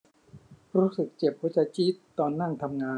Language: Thai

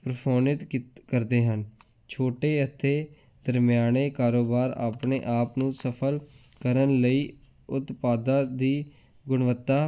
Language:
Punjabi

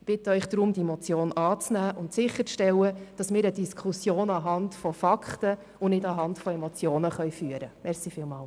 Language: Swiss German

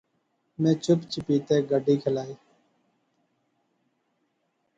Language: Pahari-Potwari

